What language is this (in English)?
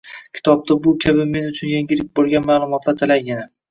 Uzbek